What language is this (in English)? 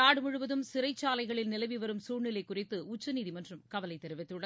Tamil